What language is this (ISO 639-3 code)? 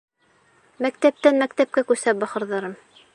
bak